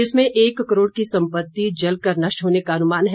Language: Hindi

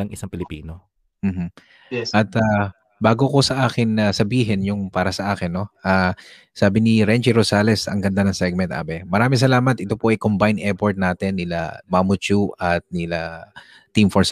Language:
Filipino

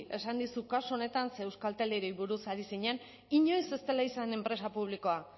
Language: Basque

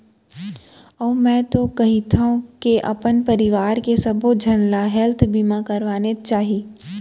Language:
Chhattisgarhi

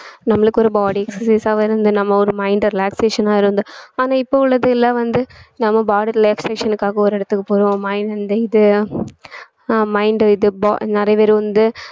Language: Tamil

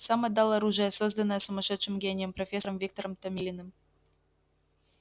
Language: Russian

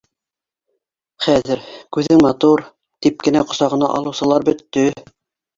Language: Bashkir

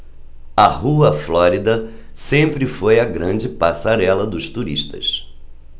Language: Portuguese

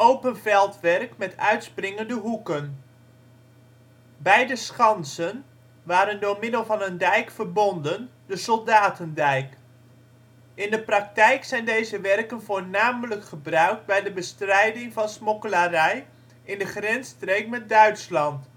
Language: Dutch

